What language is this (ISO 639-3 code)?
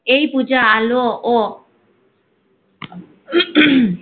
ben